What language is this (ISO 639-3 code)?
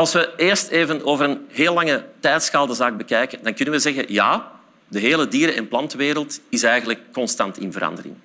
nld